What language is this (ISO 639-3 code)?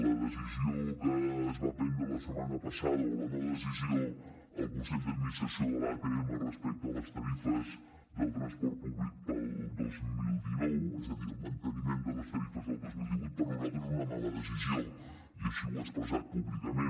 cat